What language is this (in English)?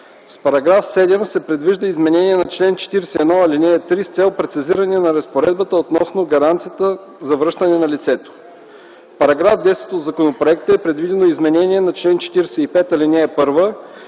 Bulgarian